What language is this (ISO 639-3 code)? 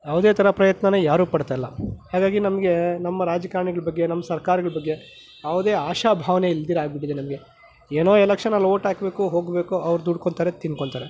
kan